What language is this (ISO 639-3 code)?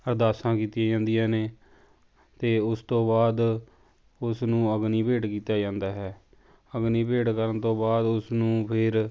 pan